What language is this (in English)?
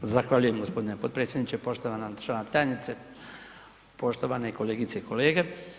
Croatian